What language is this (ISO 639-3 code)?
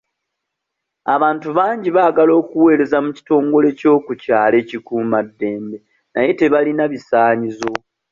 lug